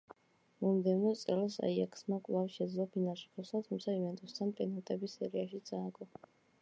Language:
Georgian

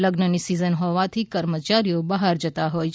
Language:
Gujarati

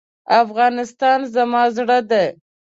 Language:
Pashto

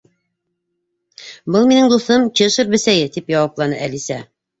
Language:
Bashkir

